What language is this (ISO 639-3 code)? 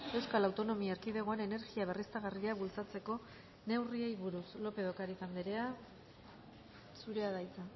eus